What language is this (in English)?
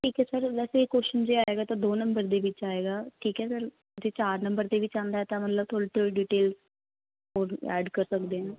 Punjabi